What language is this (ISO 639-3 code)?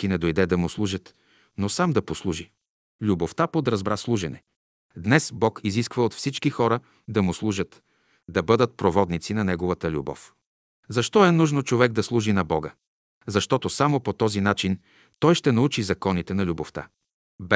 bul